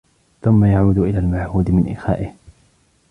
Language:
Arabic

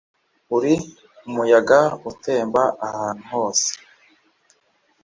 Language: Kinyarwanda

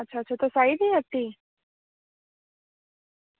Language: Dogri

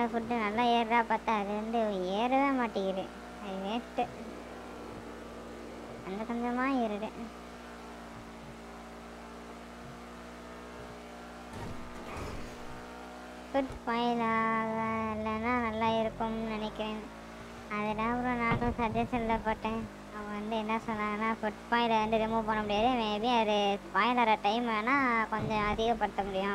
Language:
Romanian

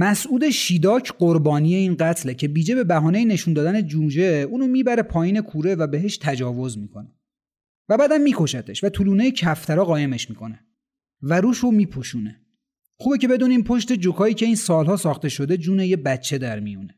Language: Persian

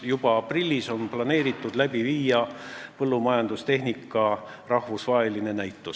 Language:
Estonian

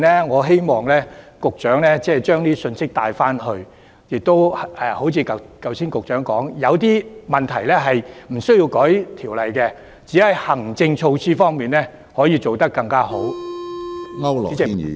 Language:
Cantonese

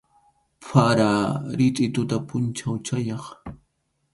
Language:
Arequipa-La Unión Quechua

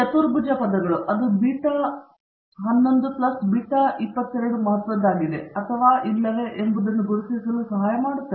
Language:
Kannada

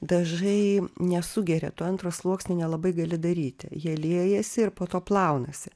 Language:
Lithuanian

